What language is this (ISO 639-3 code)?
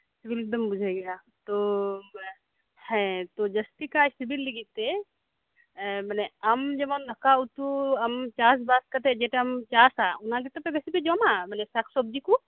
sat